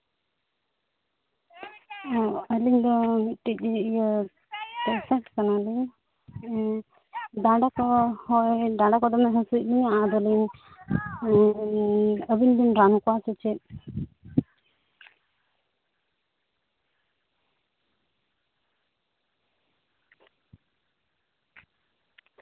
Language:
Santali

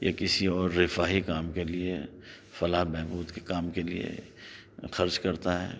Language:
Urdu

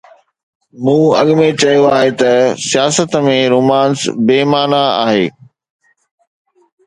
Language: Sindhi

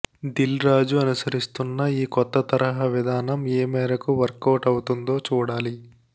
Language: Telugu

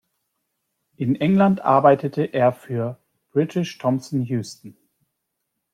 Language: German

